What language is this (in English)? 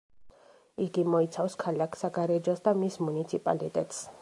Georgian